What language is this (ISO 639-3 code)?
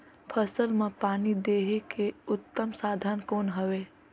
hne